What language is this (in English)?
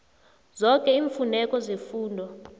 South Ndebele